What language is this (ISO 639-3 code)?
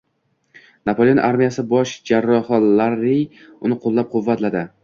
uzb